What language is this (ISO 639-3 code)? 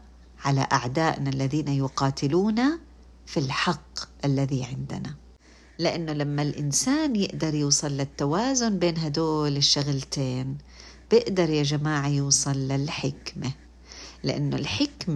ara